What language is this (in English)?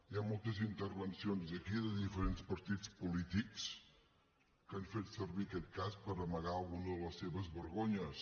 Catalan